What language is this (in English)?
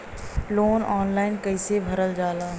Bhojpuri